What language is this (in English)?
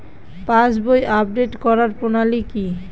Bangla